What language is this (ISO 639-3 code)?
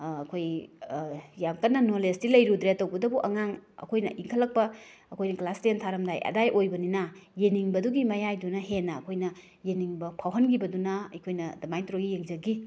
mni